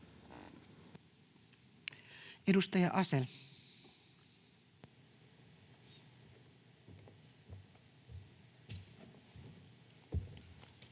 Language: Finnish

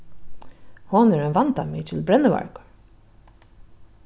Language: Faroese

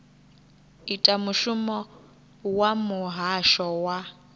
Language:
Venda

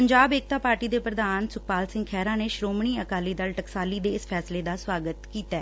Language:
Punjabi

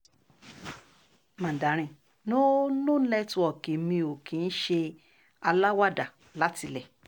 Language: Yoruba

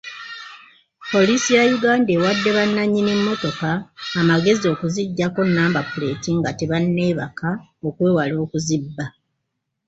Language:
Ganda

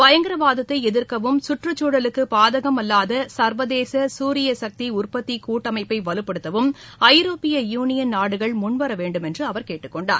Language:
Tamil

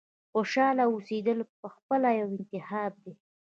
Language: Pashto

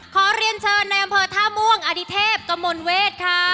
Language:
Thai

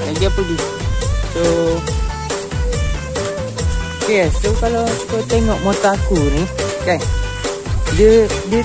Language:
Malay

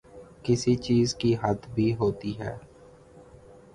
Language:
Urdu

